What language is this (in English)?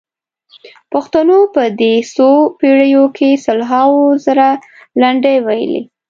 Pashto